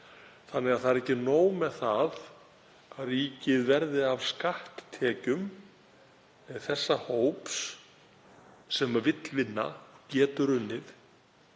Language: Icelandic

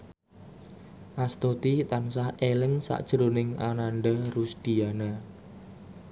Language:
Javanese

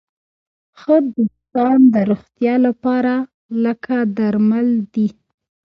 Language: Pashto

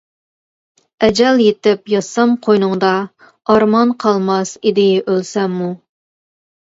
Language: Uyghur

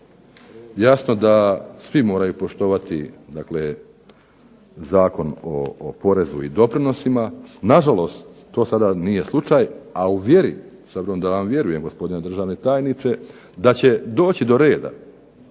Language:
Croatian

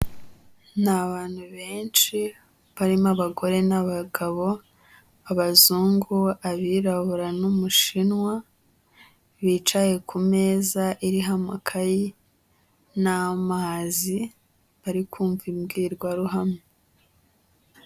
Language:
Kinyarwanda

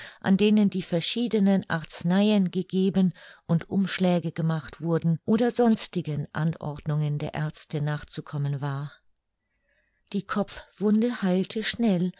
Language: German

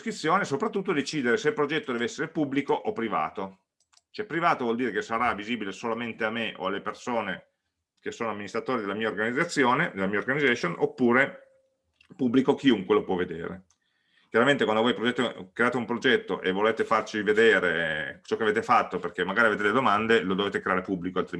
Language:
Italian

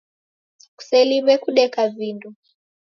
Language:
Taita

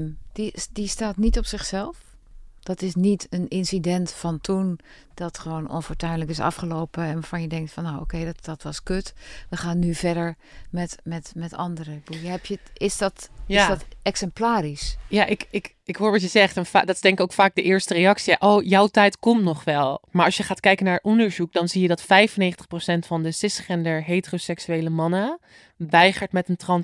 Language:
Dutch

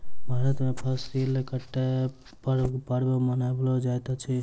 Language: Maithili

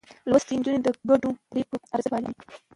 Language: Pashto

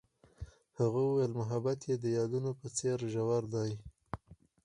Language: Pashto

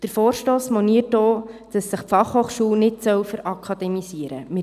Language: Swiss German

